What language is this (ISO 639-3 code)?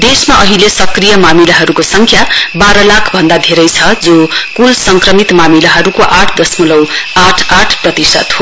nep